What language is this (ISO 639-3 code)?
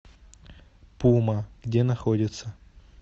rus